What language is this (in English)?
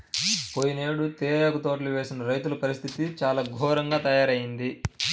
Telugu